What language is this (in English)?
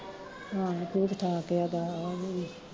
Punjabi